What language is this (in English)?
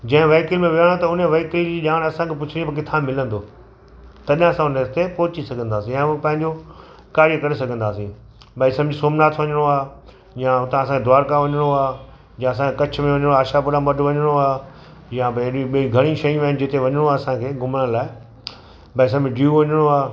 Sindhi